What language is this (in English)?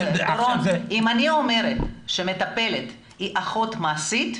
Hebrew